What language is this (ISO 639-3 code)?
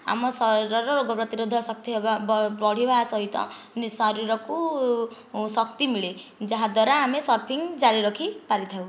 ori